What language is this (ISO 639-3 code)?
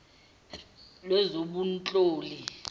zul